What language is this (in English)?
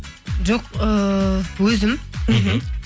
Kazakh